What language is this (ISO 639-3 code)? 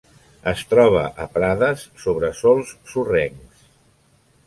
cat